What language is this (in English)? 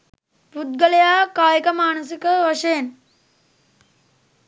Sinhala